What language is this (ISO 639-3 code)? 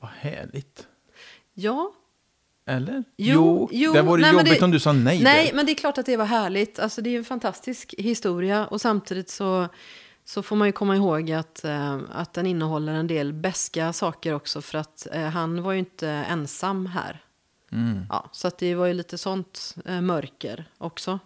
swe